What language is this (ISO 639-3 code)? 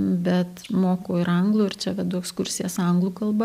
lit